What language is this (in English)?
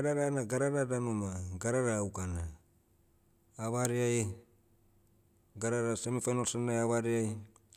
Motu